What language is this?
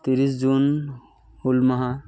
Santali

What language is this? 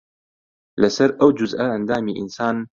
Central Kurdish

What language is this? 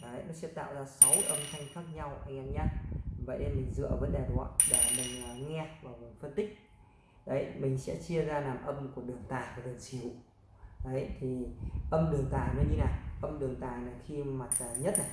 Vietnamese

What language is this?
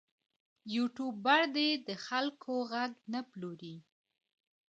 Pashto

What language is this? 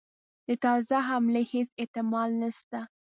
Pashto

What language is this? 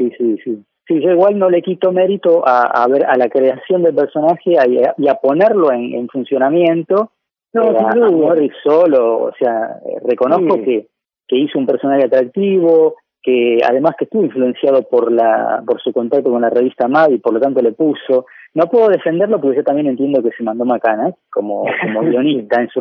Spanish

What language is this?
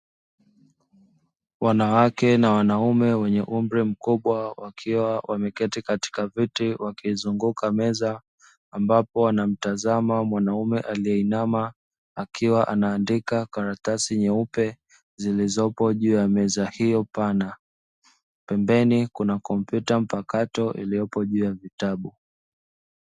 Swahili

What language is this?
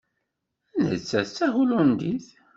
Kabyle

